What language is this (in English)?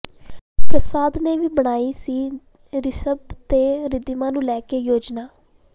Punjabi